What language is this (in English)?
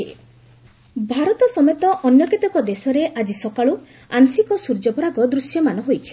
Odia